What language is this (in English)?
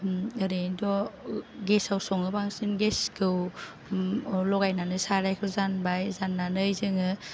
Bodo